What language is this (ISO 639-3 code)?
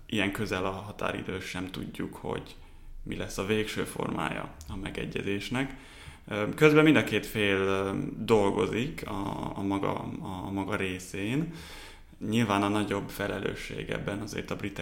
hun